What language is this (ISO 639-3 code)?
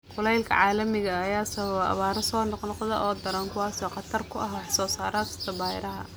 som